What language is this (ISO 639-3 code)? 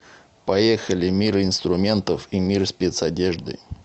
rus